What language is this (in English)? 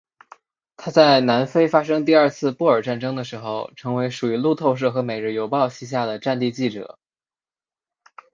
Chinese